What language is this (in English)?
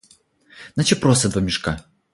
Ukrainian